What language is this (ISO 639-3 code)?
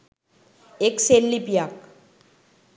sin